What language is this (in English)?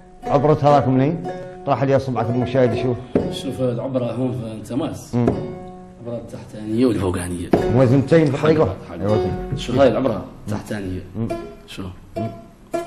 Arabic